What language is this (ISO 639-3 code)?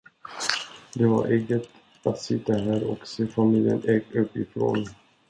swe